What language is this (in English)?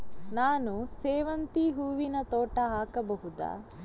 Kannada